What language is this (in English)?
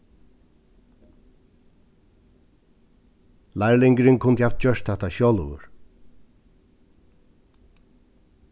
Faroese